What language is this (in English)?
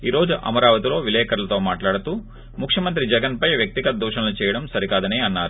Telugu